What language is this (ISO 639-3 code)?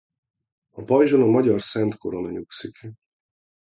hun